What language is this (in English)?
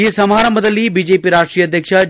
Kannada